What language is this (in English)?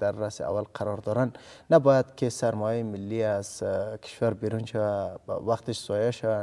Arabic